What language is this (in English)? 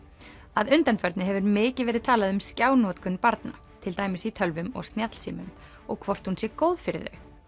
Icelandic